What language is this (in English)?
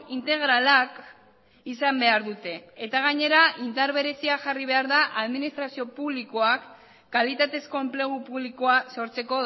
Basque